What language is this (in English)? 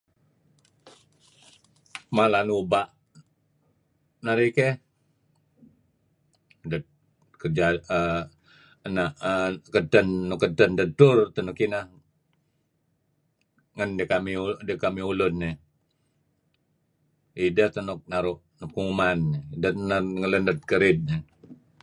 Kelabit